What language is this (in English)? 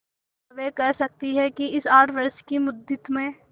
Hindi